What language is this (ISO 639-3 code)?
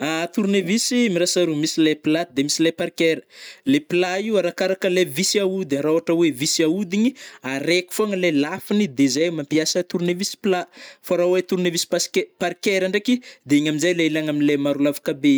bmm